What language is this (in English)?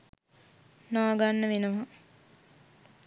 Sinhala